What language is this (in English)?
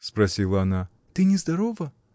Russian